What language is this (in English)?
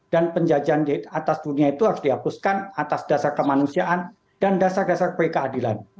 Indonesian